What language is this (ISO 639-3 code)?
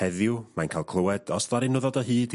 cym